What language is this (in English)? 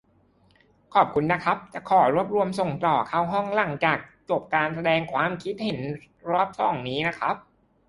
Thai